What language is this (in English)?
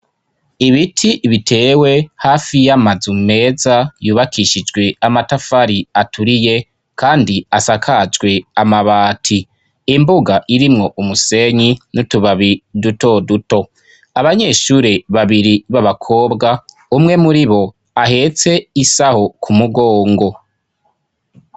Rundi